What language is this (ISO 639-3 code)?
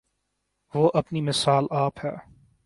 urd